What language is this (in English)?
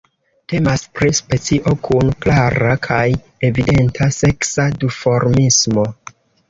Esperanto